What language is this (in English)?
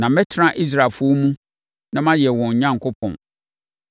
Akan